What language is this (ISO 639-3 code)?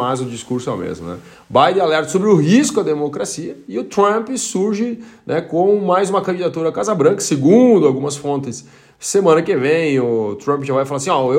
por